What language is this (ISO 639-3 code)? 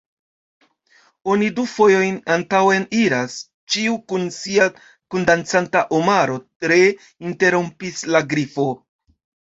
epo